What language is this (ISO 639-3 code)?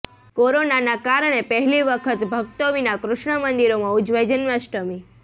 guj